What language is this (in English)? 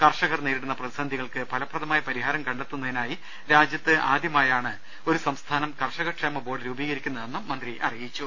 Malayalam